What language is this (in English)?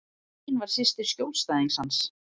Icelandic